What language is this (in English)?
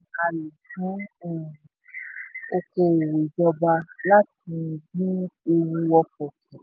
Yoruba